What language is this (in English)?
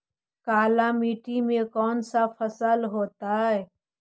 Magahi